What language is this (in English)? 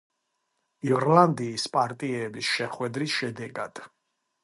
Georgian